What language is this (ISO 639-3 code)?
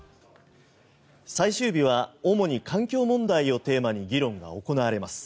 jpn